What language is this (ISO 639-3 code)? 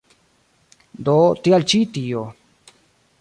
epo